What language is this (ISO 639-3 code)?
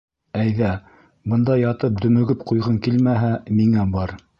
bak